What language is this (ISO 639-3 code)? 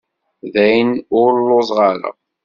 kab